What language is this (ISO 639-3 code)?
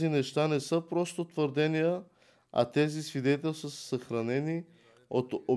bul